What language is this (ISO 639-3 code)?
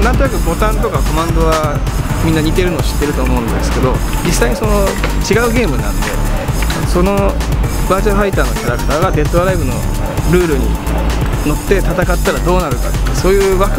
jpn